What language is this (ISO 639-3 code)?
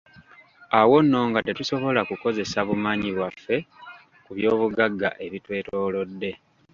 lug